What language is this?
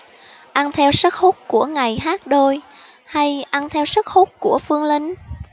Vietnamese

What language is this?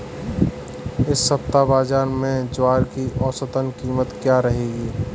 Hindi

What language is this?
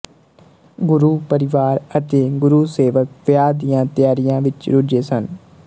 Punjabi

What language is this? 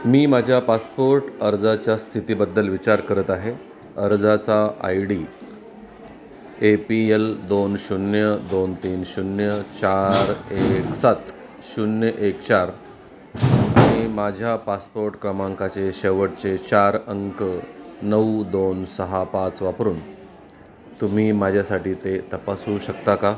Marathi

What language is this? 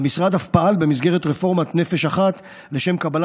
Hebrew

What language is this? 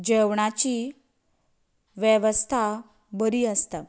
Konkani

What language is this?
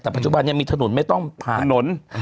Thai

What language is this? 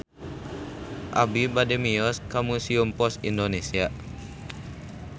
Sundanese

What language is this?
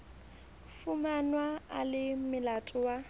Southern Sotho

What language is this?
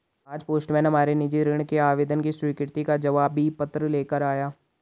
Hindi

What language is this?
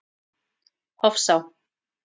Icelandic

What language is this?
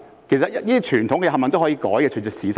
Cantonese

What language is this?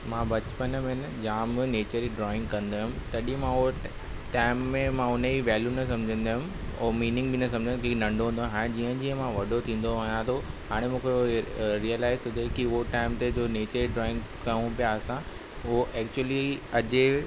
Sindhi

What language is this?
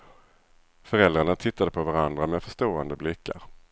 Swedish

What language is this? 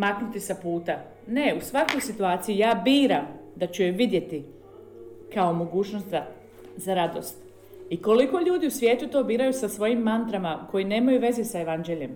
Croatian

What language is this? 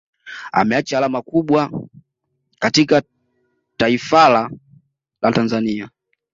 Swahili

